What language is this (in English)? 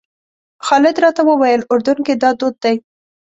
Pashto